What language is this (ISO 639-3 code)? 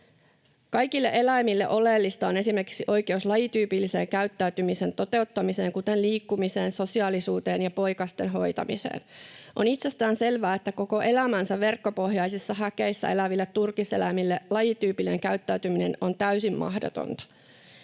fin